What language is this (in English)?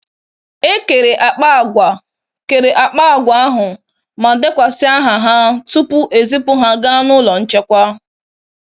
Igbo